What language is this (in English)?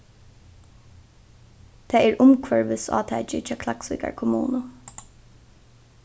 Faroese